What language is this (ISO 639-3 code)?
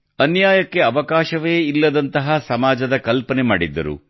kan